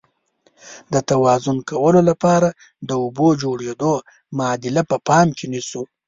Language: Pashto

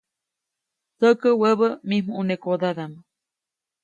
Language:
Copainalá Zoque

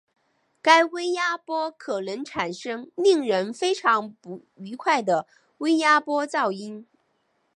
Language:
Chinese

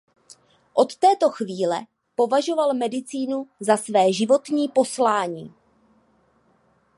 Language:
Czech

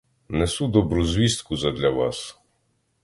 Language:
Ukrainian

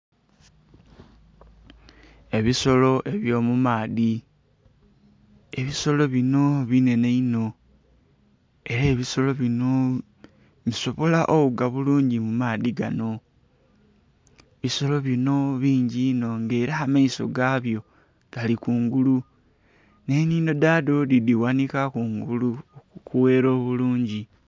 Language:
Soga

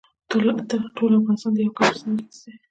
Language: Pashto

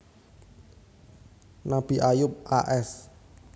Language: Javanese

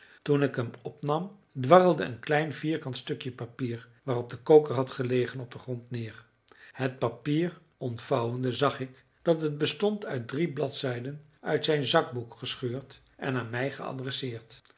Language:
Dutch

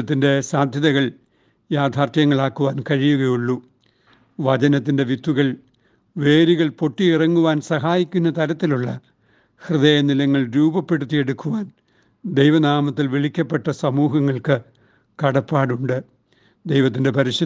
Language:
Malayalam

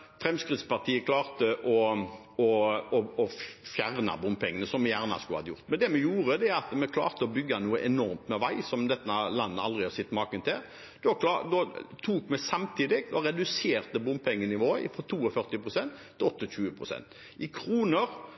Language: Norwegian Bokmål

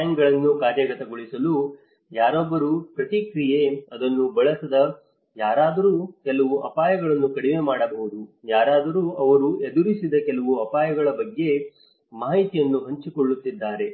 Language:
Kannada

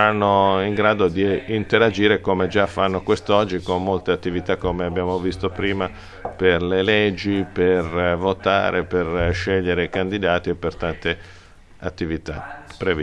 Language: Italian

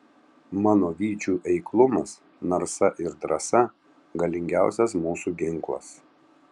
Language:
Lithuanian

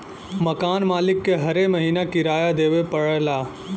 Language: Bhojpuri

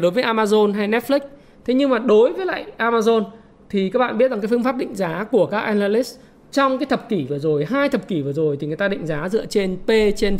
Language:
Vietnamese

